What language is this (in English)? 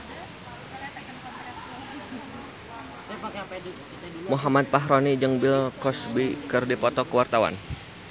Sundanese